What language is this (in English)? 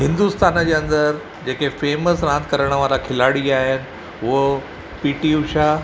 Sindhi